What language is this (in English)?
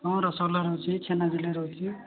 Odia